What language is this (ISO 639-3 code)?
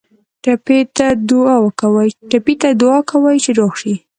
pus